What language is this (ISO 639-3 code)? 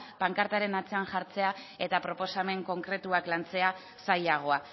eus